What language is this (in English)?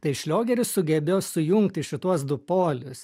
Lithuanian